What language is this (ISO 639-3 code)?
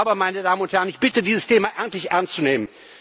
deu